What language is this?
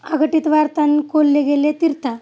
Marathi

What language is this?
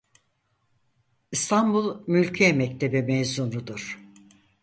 Turkish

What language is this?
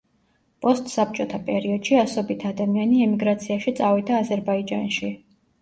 Georgian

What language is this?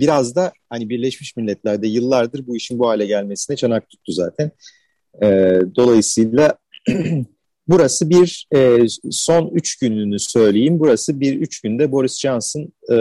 Turkish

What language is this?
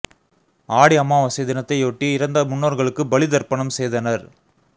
Tamil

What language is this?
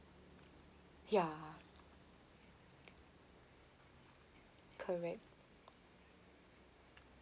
English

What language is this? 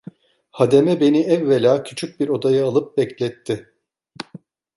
Turkish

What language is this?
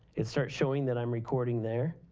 English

